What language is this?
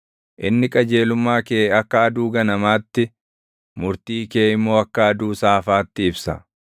Oromo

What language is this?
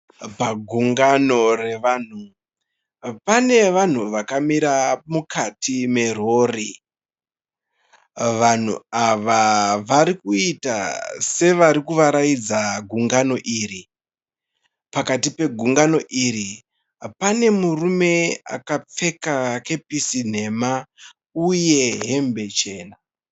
Shona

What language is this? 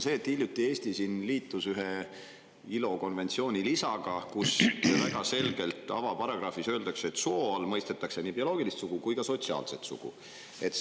Estonian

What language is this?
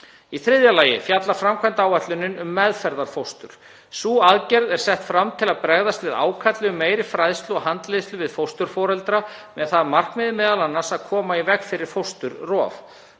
Icelandic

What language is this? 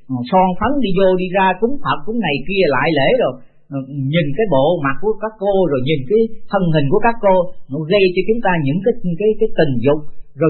Vietnamese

